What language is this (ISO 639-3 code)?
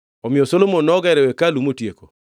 luo